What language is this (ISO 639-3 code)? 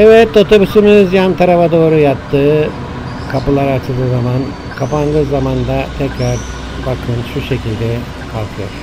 tur